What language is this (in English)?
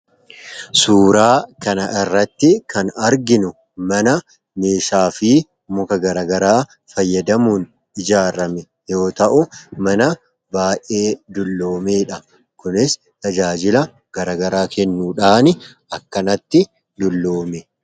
Oromo